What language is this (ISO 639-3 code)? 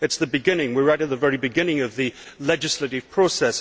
eng